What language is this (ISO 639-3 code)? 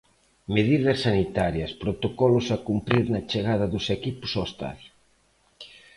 glg